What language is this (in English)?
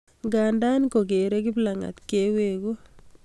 Kalenjin